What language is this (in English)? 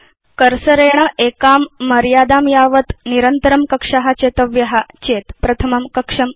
Sanskrit